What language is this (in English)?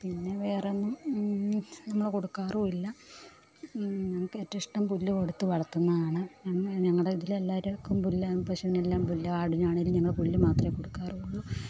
Malayalam